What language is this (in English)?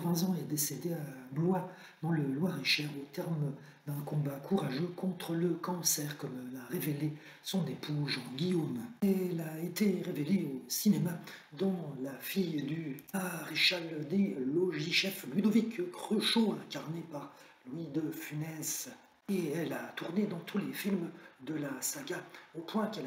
French